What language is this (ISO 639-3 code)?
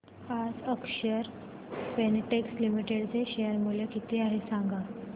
mar